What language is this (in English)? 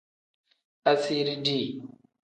Tem